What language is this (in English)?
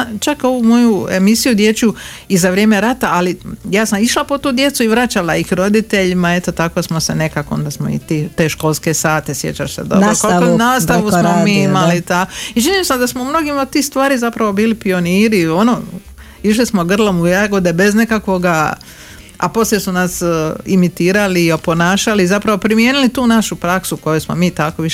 Croatian